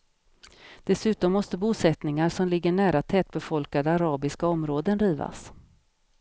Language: Swedish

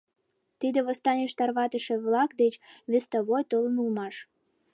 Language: Mari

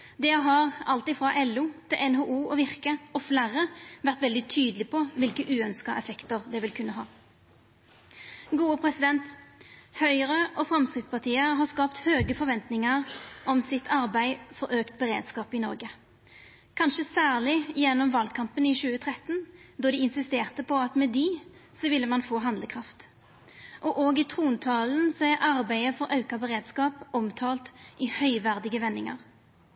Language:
Norwegian Nynorsk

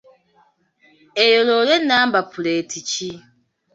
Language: Ganda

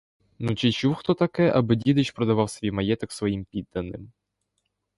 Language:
Ukrainian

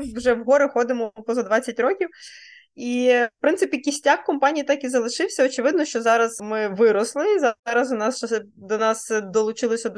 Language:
Ukrainian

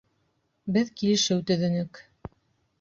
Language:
Bashkir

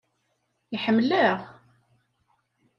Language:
Kabyle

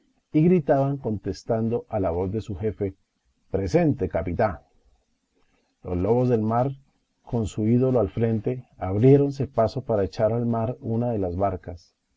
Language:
Spanish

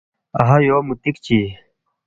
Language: Balti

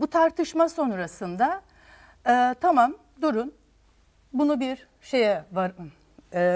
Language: Turkish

